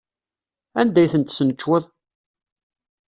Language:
Kabyle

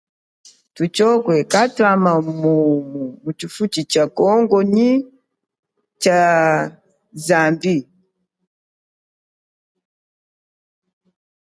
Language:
Chokwe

